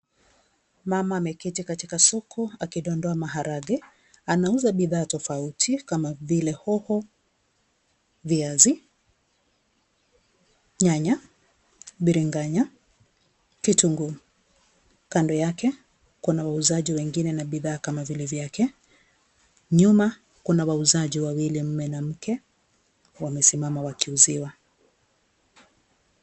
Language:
Swahili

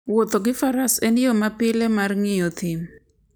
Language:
Luo (Kenya and Tanzania)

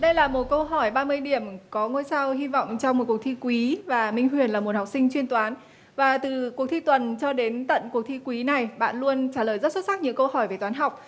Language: Vietnamese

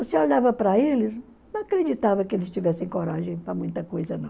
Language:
Portuguese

